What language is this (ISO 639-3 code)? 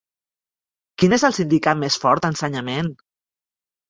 cat